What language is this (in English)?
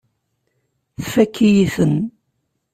Kabyle